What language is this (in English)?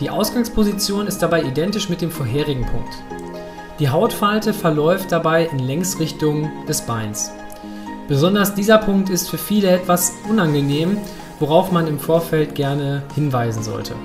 German